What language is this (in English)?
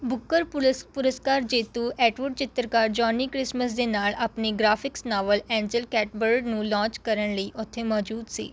Punjabi